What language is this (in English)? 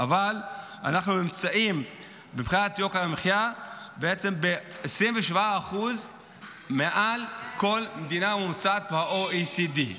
Hebrew